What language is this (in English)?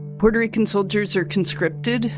English